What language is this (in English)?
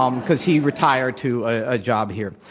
English